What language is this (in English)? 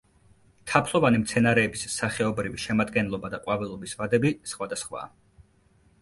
Georgian